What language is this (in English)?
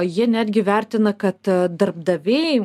Lithuanian